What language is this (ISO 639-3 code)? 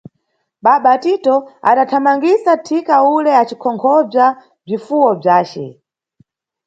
nyu